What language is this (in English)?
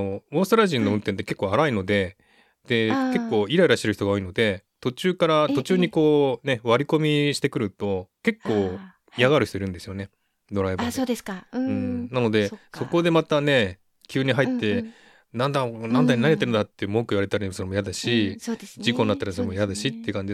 Japanese